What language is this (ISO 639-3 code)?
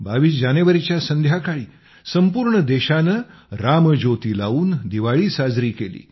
mar